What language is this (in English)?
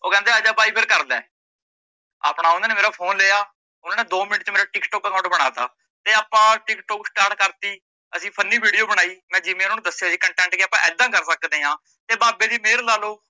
Punjabi